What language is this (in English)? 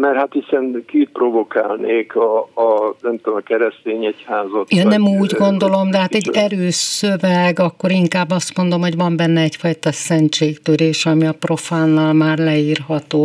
Hungarian